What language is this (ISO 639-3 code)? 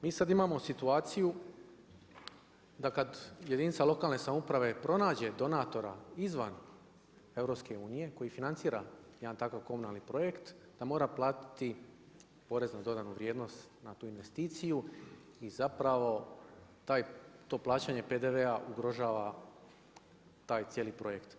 hrv